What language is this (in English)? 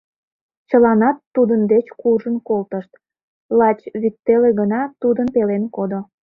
Mari